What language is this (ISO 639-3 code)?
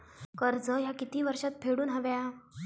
mar